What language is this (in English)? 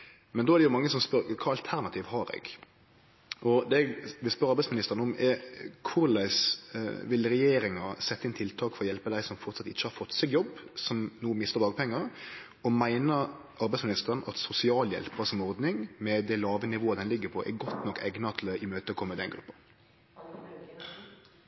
Norwegian Nynorsk